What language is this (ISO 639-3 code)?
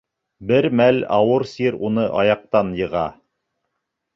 bak